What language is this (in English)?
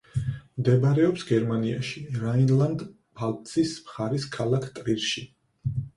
Georgian